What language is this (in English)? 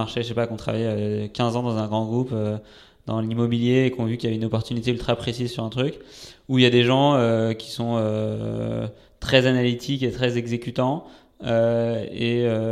French